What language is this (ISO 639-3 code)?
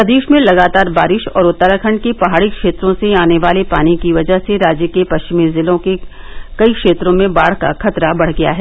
hin